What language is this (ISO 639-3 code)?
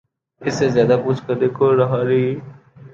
urd